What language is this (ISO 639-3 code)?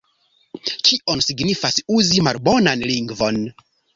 epo